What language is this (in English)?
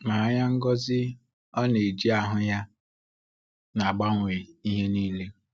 Igbo